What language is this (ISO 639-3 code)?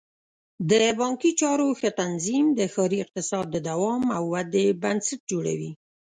pus